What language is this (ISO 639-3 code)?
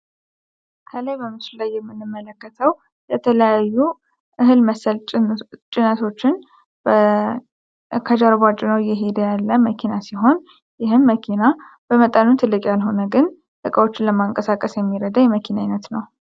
amh